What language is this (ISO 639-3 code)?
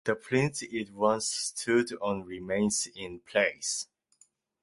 eng